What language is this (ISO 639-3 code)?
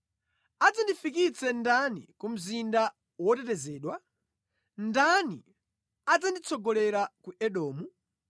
nya